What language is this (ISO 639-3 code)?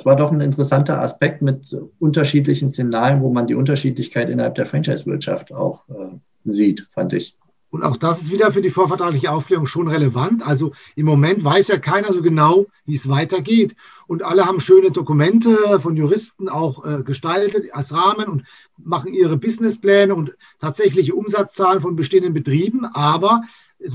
deu